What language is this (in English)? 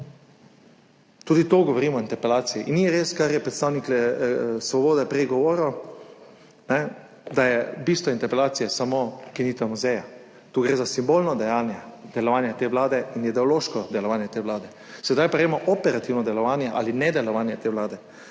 Slovenian